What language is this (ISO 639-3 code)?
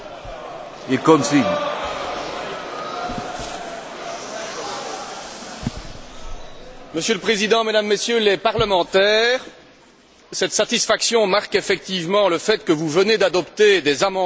fra